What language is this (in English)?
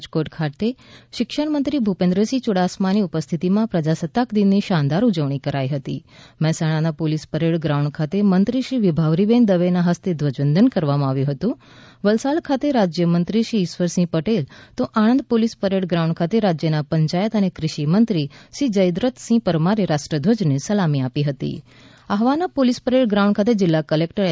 Gujarati